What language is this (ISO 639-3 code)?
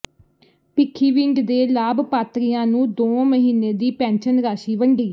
pan